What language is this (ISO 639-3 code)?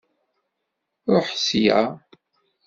kab